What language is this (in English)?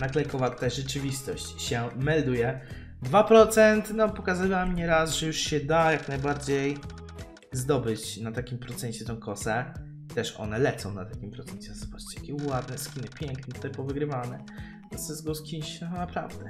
Polish